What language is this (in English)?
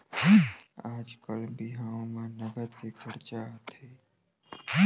Chhattisgarhi